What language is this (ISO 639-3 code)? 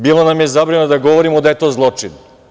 srp